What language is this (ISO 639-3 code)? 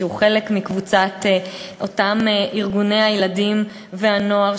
heb